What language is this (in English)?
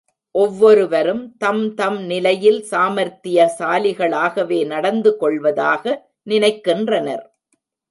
Tamil